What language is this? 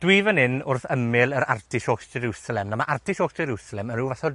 Welsh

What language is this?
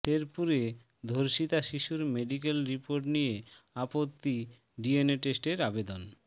Bangla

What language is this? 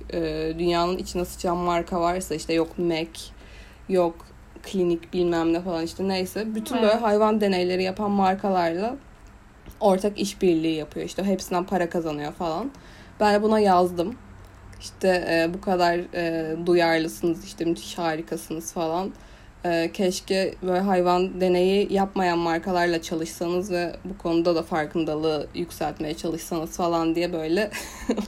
Turkish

